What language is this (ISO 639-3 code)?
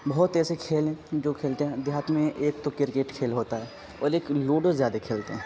urd